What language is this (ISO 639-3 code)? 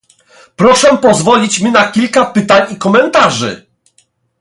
pol